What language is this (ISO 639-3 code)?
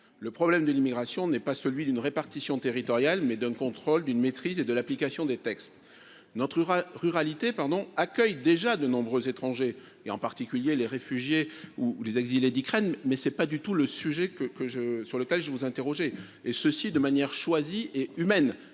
fra